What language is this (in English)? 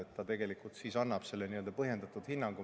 Estonian